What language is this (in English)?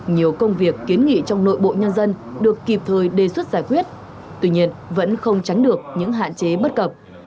Vietnamese